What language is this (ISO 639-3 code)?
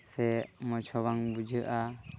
sat